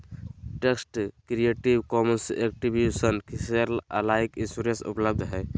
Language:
Magahi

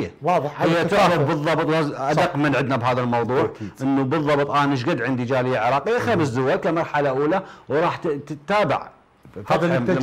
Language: Arabic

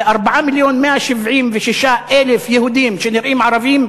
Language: Hebrew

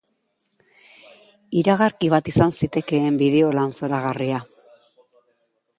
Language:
Basque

